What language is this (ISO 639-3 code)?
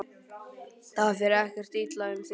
isl